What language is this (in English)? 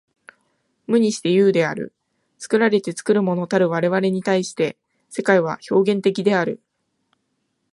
Japanese